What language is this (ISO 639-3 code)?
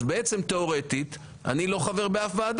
heb